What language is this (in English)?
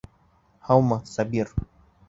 Bashkir